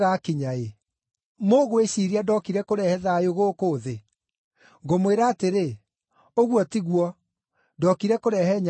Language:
Kikuyu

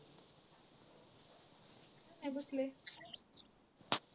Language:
Marathi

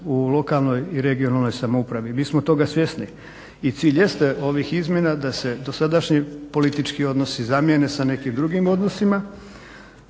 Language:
Croatian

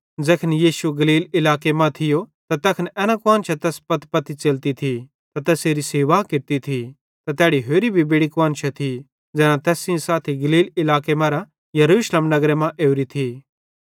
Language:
Bhadrawahi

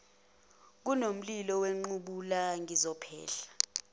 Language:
Zulu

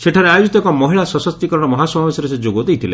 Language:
Odia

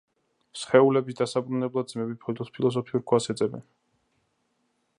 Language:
Georgian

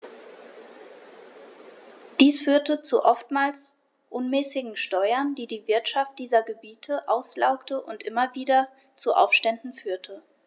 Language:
German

